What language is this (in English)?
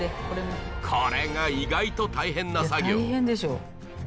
Japanese